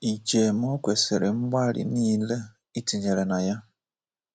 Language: Igbo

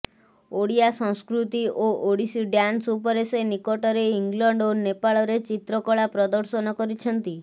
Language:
Odia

